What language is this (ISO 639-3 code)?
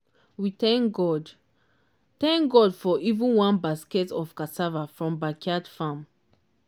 pcm